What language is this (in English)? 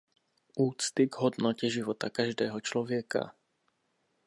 Czech